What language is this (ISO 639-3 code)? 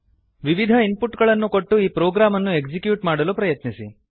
kan